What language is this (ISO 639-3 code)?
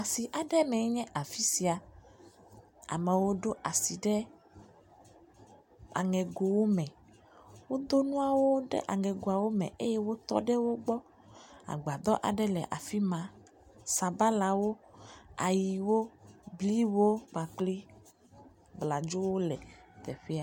ewe